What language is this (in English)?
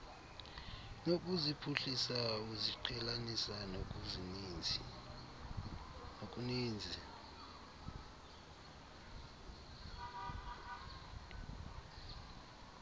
Xhosa